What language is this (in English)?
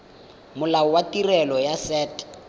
Tswana